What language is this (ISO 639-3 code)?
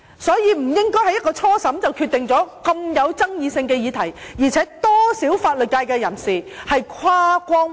yue